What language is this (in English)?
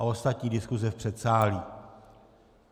Czech